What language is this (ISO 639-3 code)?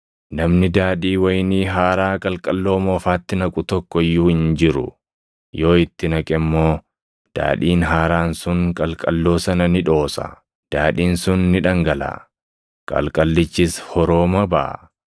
orm